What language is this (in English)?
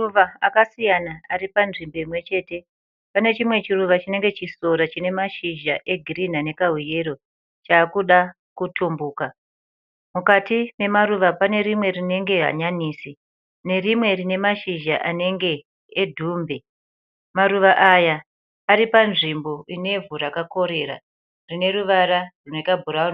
Shona